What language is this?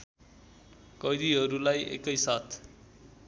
Nepali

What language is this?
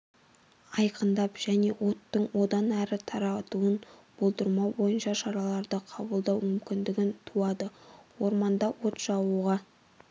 Kazakh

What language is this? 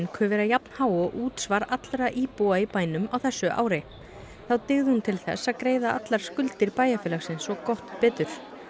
Icelandic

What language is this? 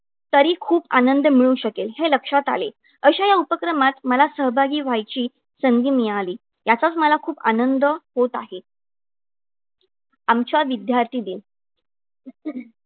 Marathi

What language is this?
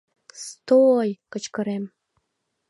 Mari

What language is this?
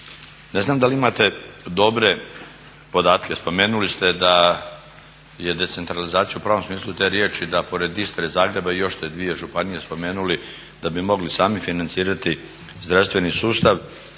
Croatian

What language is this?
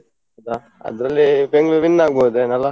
Kannada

